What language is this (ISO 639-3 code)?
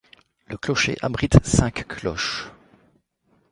fra